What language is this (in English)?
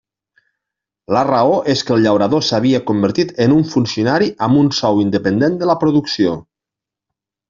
Catalan